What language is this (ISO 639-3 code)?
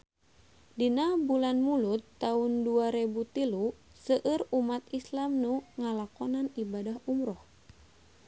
sun